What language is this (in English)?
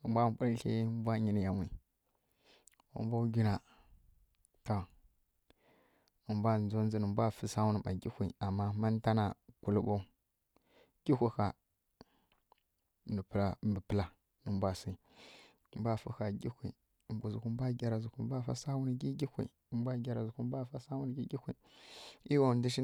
Kirya-Konzəl